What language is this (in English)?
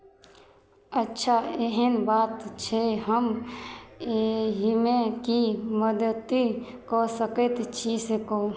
Maithili